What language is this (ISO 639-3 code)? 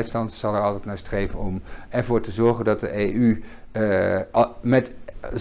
nld